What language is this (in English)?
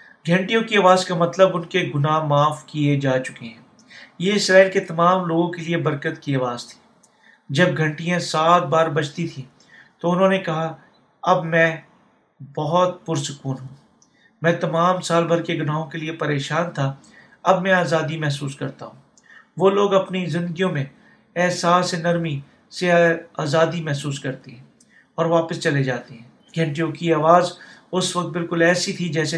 Urdu